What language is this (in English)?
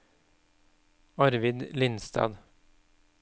Norwegian